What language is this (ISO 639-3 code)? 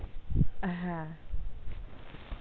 ben